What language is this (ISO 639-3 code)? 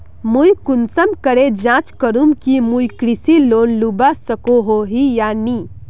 mag